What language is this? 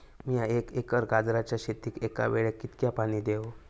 Marathi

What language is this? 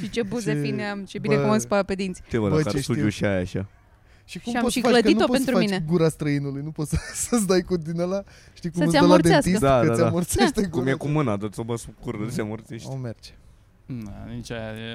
Romanian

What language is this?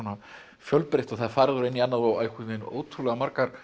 Icelandic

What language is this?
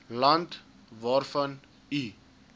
Afrikaans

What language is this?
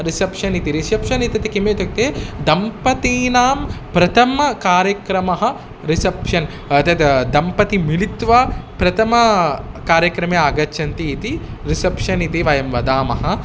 Sanskrit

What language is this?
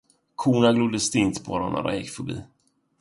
Swedish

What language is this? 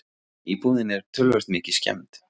Icelandic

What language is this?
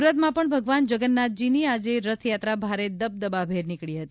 Gujarati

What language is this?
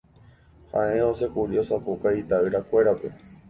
Guarani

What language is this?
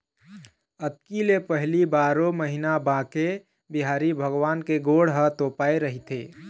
Chhattisgarhi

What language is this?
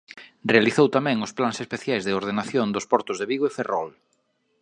Galician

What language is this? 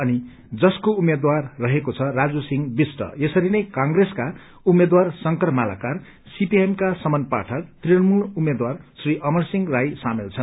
Nepali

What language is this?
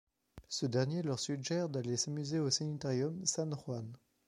French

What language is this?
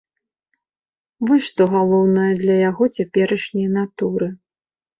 Belarusian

